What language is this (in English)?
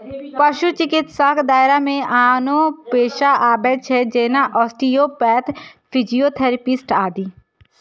Maithili